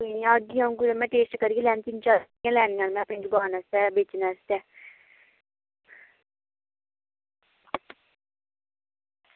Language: Dogri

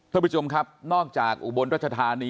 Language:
Thai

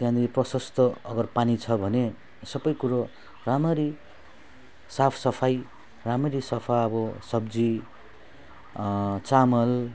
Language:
Nepali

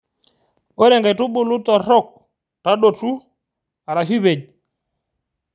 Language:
Masai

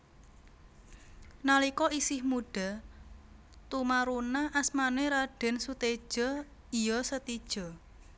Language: Javanese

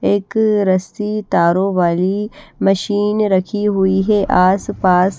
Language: Hindi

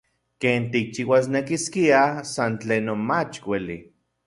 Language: Central Puebla Nahuatl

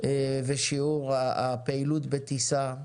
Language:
Hebrew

